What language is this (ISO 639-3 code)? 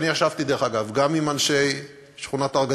heb